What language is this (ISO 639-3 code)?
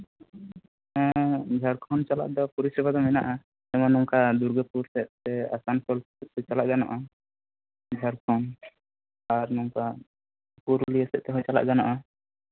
sat